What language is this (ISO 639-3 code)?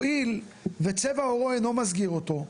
heb